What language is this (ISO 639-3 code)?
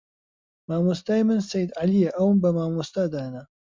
ckb